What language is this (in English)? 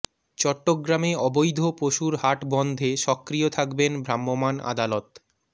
Bangla